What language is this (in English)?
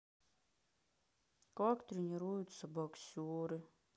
Russian